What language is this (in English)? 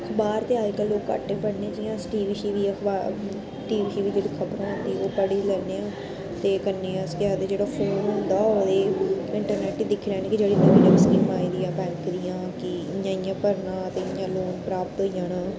Dogri